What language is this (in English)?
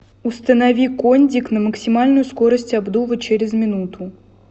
Russian